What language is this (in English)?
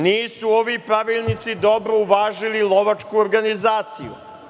Serbian